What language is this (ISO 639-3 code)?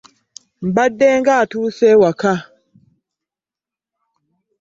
lug